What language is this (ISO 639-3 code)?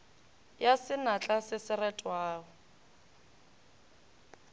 nso